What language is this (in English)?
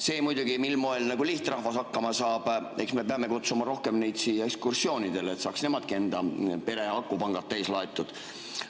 Estonian